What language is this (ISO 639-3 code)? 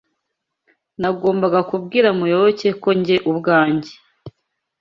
kin